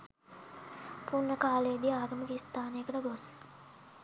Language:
Sinhala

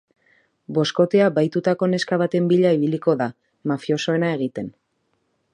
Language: Basque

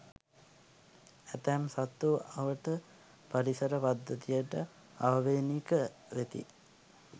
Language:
Sinhala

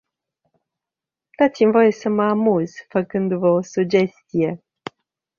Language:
Romanian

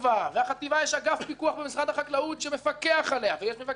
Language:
Hebrew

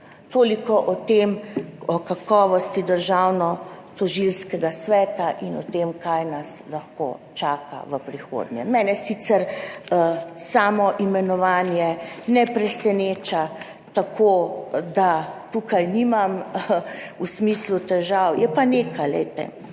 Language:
Slovenian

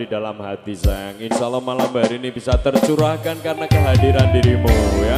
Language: Indonesian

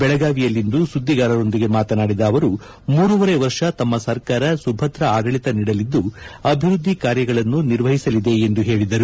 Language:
Kannada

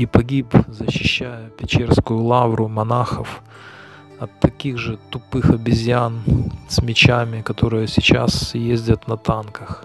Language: Russian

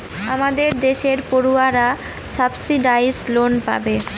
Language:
Bangla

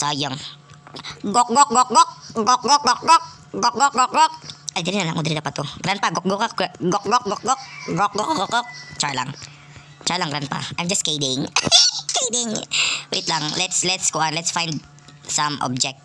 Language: Filipino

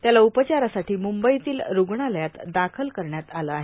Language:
Marathi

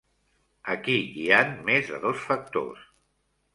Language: Catalan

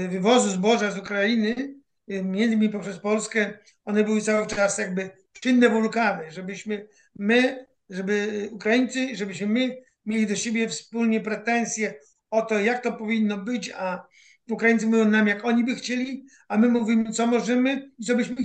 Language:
Polish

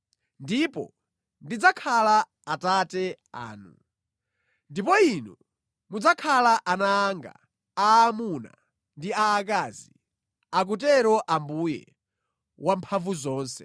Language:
Nyanja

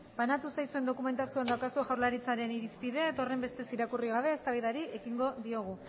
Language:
Basque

